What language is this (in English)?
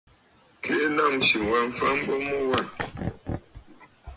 Bafut